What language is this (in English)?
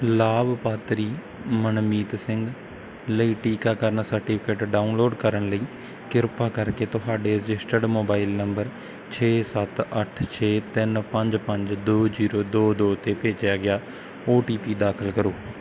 Punjabi